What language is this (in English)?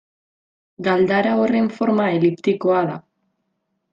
Basque